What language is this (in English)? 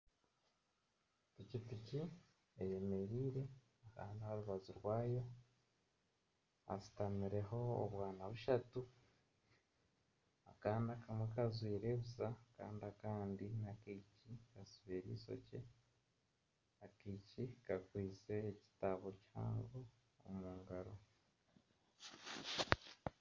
Nyankole